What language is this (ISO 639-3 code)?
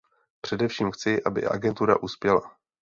ces